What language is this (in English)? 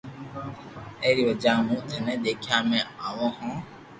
Loarki